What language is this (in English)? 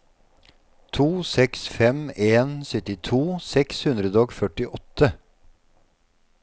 Norwegian